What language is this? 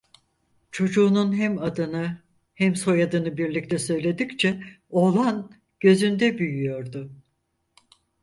Turkish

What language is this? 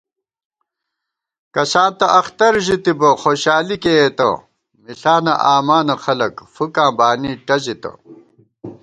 Gawar-Bati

